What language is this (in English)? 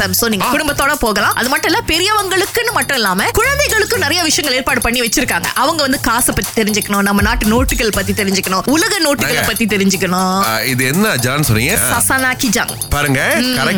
Tamil